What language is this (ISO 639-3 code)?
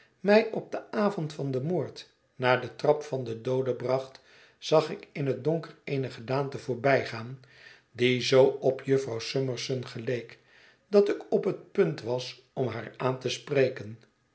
nld